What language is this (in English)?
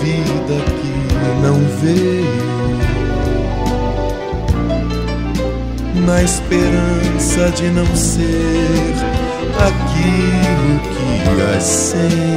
Portuguese